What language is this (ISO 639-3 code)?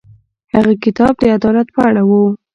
pus